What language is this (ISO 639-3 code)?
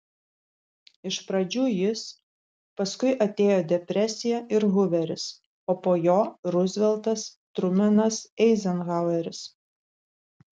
lit